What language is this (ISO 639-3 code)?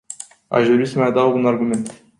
ron